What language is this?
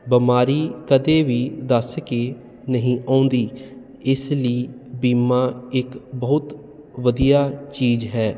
Punjabi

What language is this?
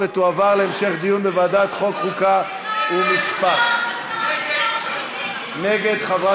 Hebrew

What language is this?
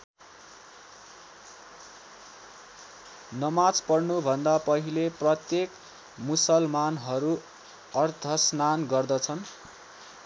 Nepali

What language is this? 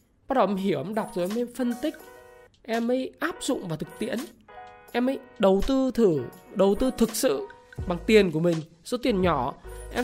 Vietnamese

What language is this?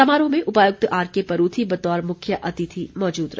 Hindi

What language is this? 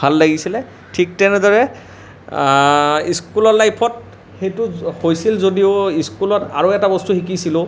Assamese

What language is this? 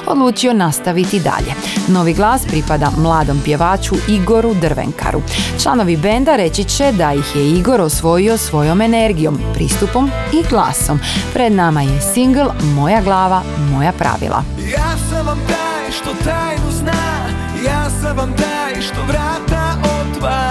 Croatian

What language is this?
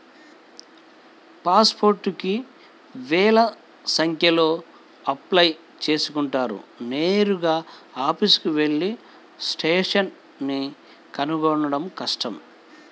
Telugu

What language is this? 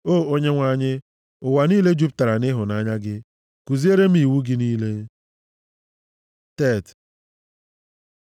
Igbo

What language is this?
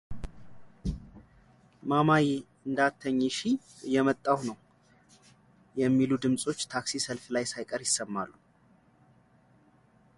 Amharic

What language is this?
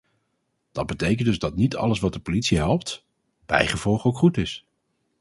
Dutch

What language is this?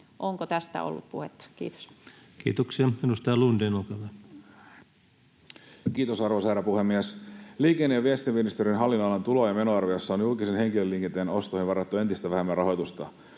Finnish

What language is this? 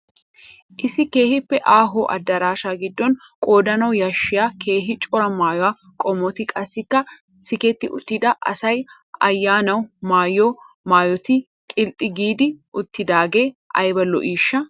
Wolaytta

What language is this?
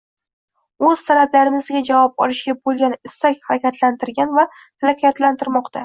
Uzbek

